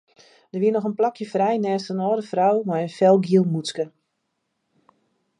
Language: Western Frisian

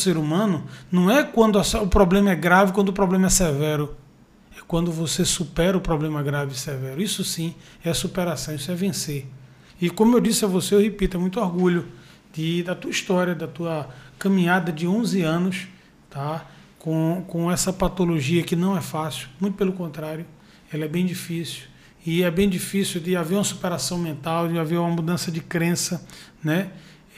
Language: Portuguese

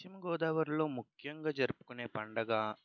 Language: Telugu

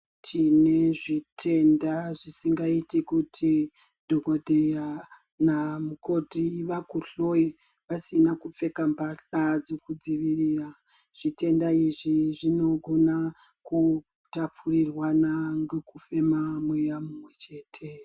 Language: Ndau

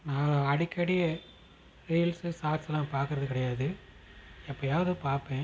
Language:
Tamil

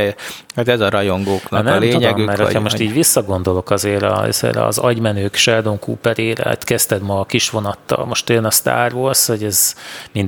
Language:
Hungarian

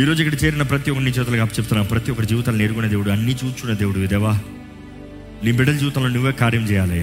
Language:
Telugu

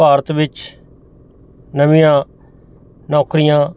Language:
Punjabi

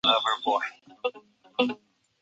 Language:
Chinese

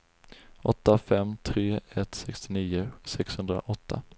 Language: Swedish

